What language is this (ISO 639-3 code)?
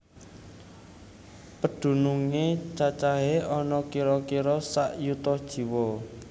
jav